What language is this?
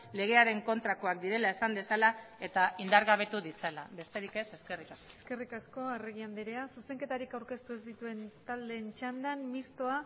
Basque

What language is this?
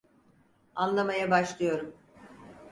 Turkish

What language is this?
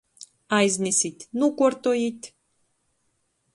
Latgalian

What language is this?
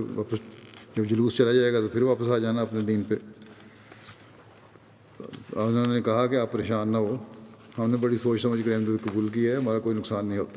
Urdu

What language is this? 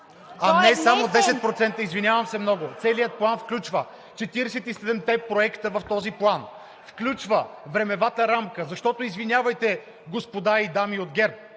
Bulgarian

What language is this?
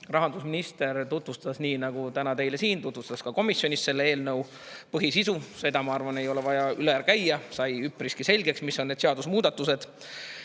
Estonian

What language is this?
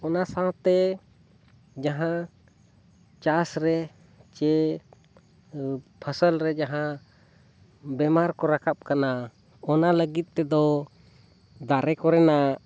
Santali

